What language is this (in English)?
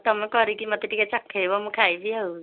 Odia